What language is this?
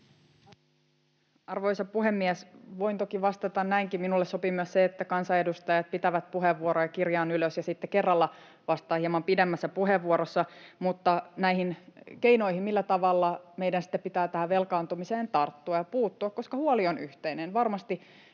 Finnish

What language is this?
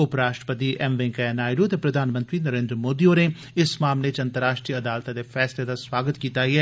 Dogri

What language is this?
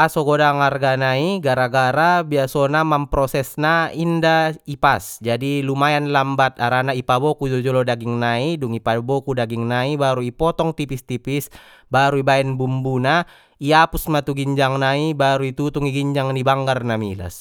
Batak Mandailing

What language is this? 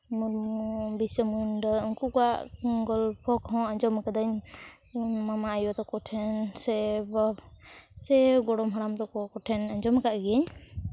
Santali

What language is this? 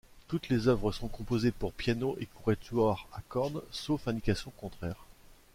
French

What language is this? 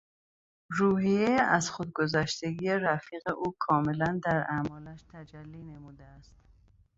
Persian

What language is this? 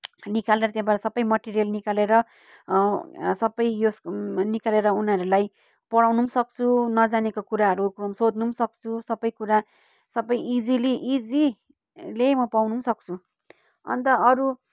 Nepali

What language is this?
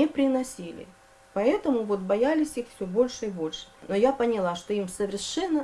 Russian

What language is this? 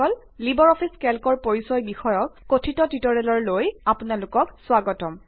Assamese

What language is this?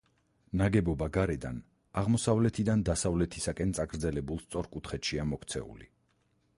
Georgian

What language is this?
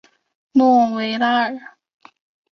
Chinese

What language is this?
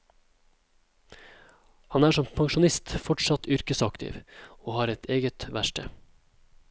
Norwegian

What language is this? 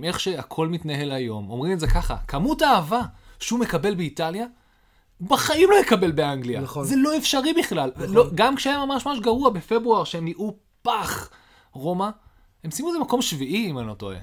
Hebrew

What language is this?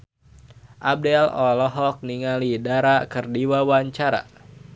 Sundanese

